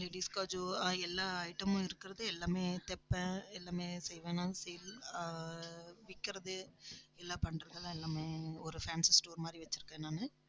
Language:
Tamil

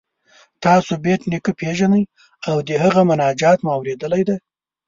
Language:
Pashto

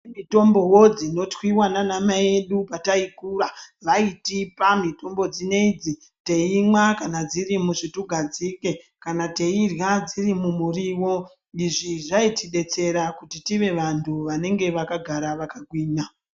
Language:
Ndau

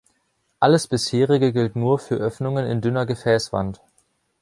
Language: German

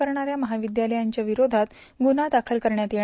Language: Marathi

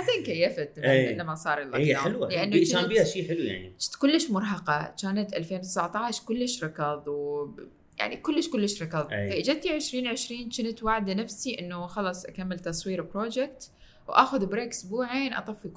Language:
Arabic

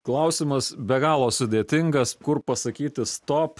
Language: Lithuanian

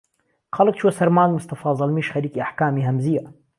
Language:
Central Kurdish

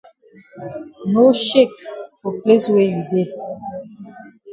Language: Cameroon Pidgin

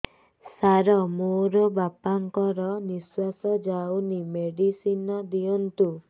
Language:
Odia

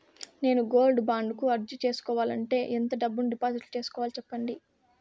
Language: Telugu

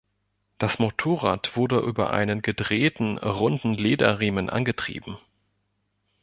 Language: German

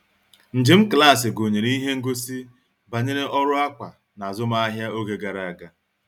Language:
Igbo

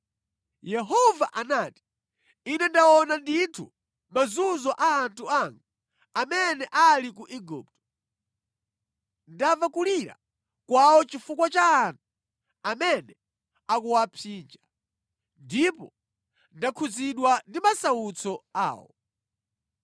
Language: Nyanja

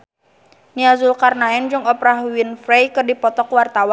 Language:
Sundanese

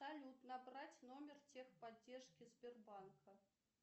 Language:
Russian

